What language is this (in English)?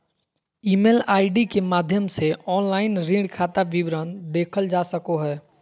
Magahi